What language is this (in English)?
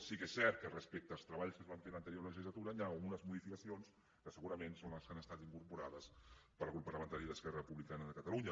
Catalan